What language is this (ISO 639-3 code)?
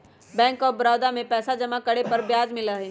mag